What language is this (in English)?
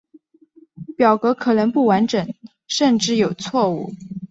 Chinese